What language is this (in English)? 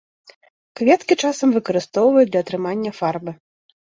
Belarusian